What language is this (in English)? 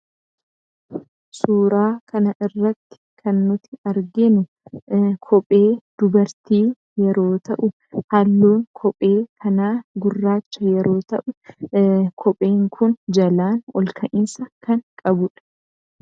Oromo